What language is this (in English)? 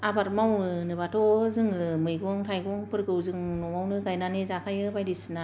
Bodo